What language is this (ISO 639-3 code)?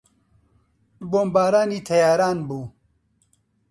ckb